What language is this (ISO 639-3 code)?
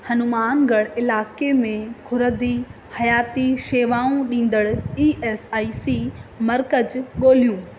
snd